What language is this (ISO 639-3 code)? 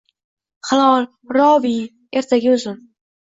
uzb